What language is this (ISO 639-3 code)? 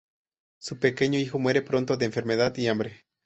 spa